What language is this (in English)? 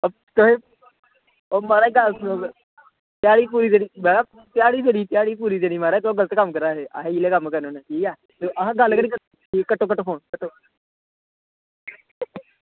Dogri